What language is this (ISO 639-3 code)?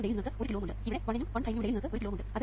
mal